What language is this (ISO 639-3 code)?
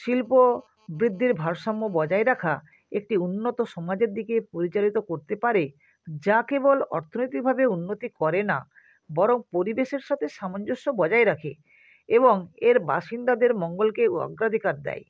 ben